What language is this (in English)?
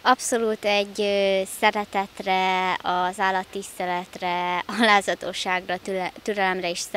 Hungarian